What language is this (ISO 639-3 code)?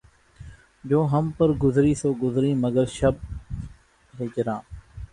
urd